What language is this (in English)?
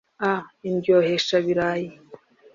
Kinyarwanda